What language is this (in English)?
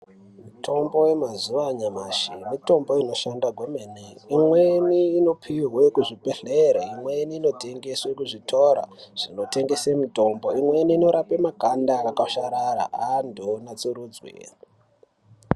Ndau